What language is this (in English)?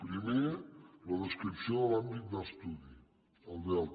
Catalan